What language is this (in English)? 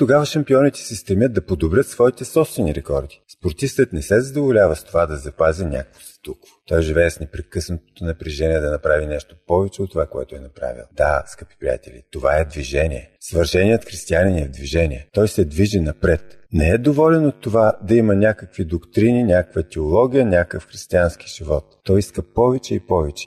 Bulgarian